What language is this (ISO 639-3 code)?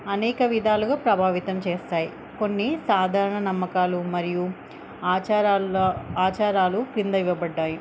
tel